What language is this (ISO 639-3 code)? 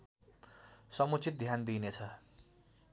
nep